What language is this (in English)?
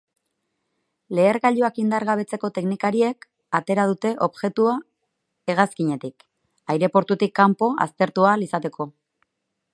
Basque